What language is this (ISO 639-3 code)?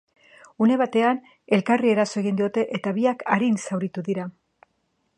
eus